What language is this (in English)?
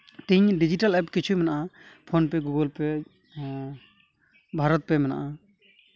Santali